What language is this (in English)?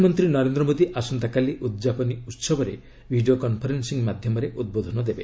Odia